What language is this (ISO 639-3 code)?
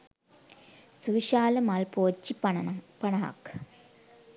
sin